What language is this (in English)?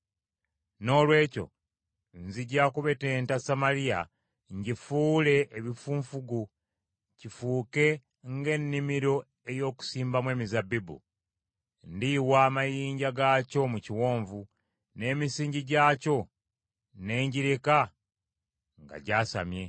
Ganda